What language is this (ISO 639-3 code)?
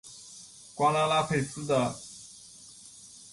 zho